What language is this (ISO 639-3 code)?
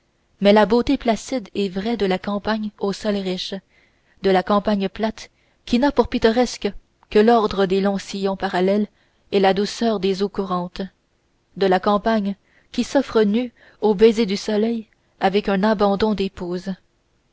fra